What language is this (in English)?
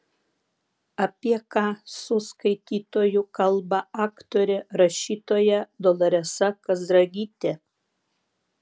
Lithuanian